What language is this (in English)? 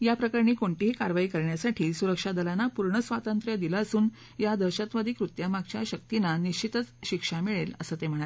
Marathi